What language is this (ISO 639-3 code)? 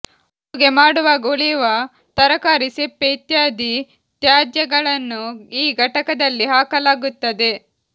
kan